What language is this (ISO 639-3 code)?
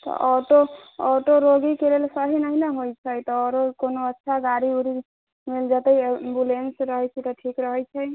mai